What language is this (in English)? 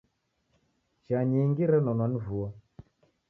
Taita